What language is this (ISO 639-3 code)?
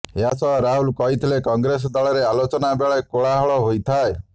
ori